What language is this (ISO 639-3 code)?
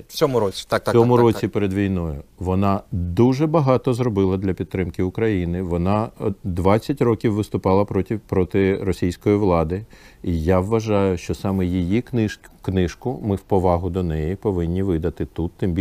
ukr